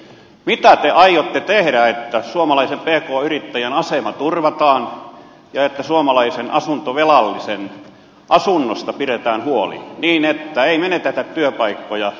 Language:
Finnish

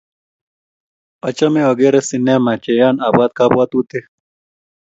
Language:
Kalenjin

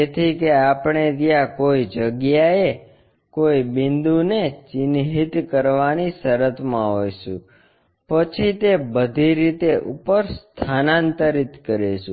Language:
Gujarati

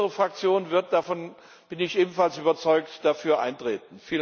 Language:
German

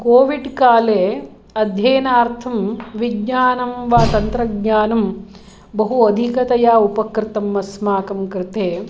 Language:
Sanskrit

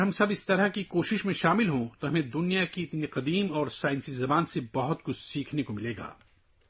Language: Urdu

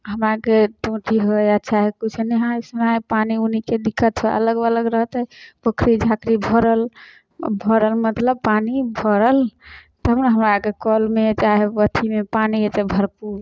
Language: Maithili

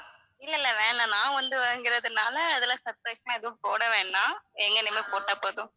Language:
Tamil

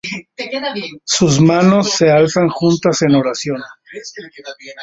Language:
Spanish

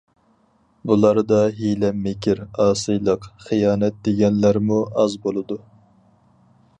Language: Uyghur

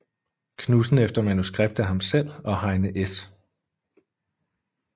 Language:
Danish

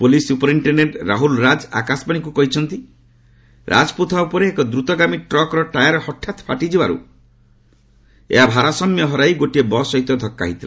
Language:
Odia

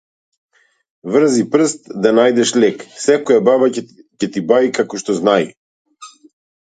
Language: Macedonian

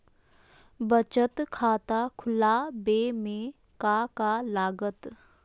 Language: Magahi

